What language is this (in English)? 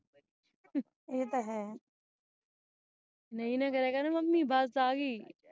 Punjabi